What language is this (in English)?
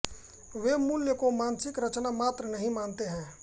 Hindi